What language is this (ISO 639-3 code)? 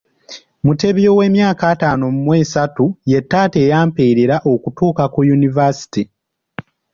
lug